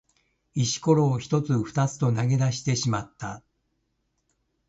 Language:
Japanese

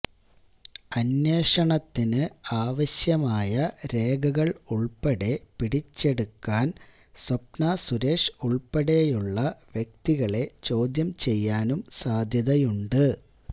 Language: Malayalam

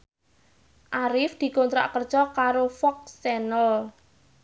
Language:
Javanese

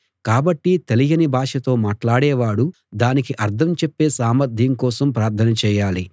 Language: Telugu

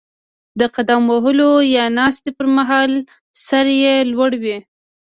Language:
Pashto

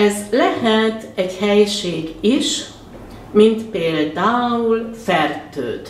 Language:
Hungarian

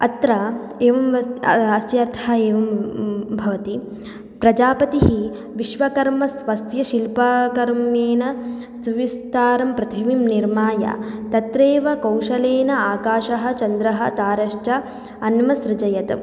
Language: Sanskrit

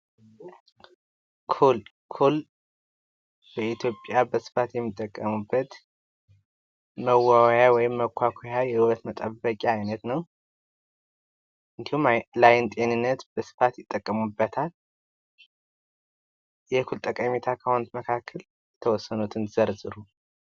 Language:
Amharic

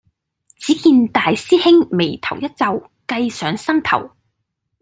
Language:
Cantonese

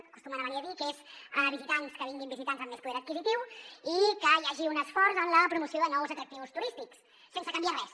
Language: Catalan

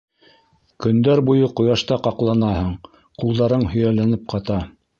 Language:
Bashkir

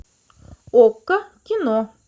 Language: Russian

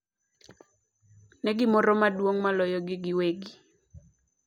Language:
Luo (Kenya and Tanzania)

